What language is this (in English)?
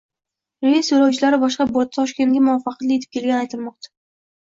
Uzbek